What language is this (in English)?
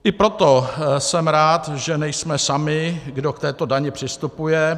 Czech